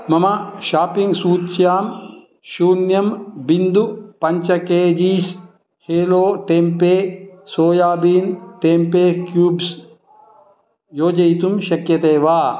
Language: Sanskrit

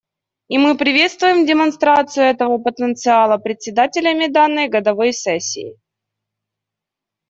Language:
Russian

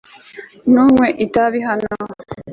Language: Kinyarwanda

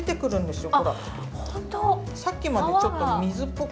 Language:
Japanese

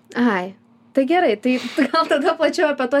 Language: Lithuanian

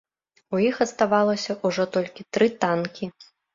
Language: Belarusian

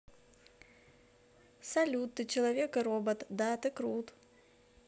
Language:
Russian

